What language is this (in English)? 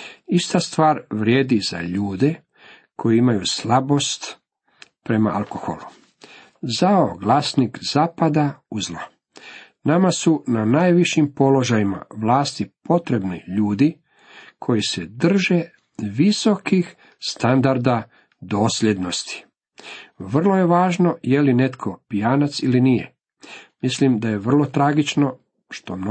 Croatian